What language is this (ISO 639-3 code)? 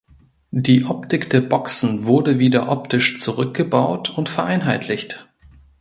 deu